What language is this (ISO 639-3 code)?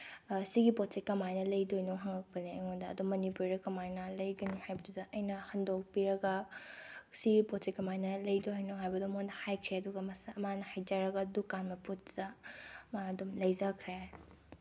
mni